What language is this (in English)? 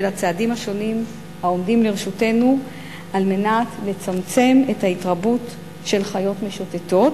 Hebrew